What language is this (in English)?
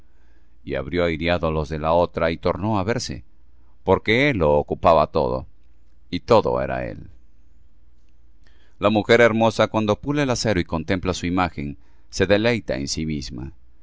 Spanish